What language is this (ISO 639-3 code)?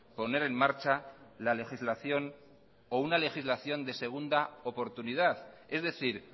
spa